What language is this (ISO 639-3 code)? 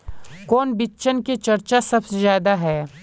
mag